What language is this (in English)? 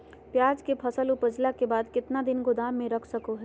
Magahi